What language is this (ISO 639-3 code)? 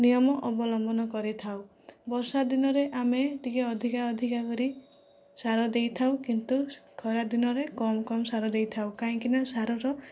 ori